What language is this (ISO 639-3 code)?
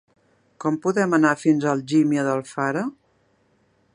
cat